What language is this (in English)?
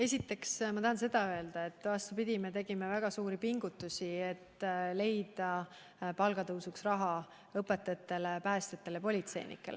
Estonian